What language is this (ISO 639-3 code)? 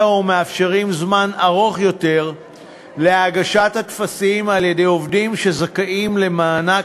heb